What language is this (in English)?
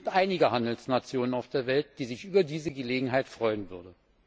German